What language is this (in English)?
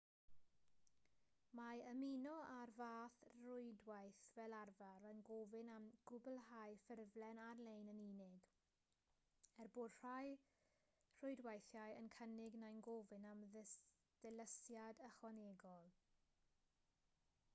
Welsh